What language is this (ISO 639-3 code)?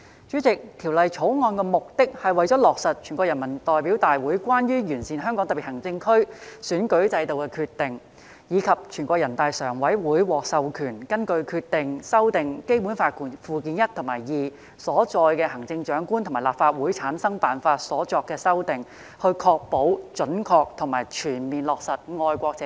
yue